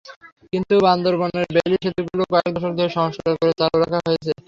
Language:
Bangla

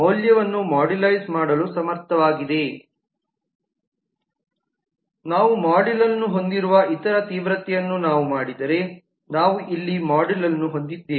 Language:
Kannada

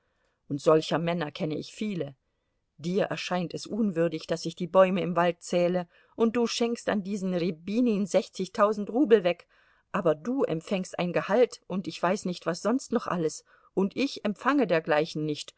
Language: German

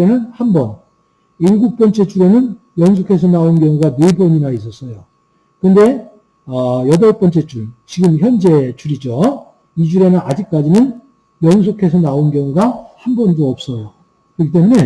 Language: Korean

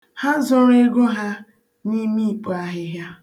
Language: Igbo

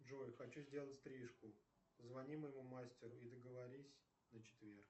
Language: Russian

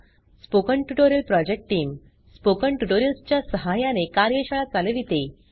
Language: Marathi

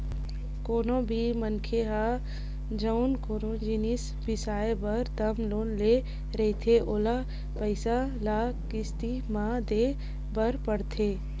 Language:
Chhattisgarhi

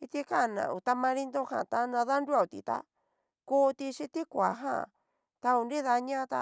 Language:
Cacaloxtepec Mixtec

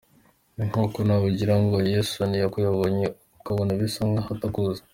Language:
Kinyarwanda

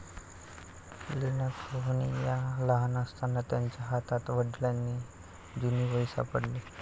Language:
Marathi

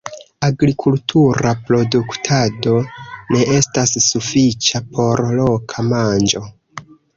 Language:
Esperanto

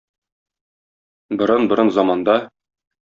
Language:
Tatar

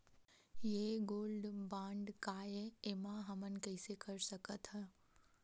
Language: Chhattisgarhi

